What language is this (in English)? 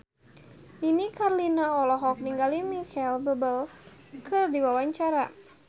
Sundanese